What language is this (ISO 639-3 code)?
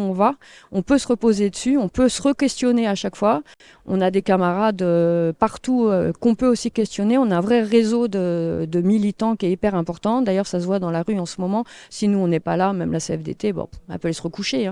fra